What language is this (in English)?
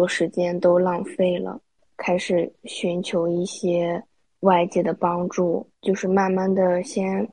Chinese